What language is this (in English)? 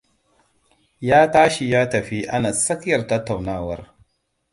Hausa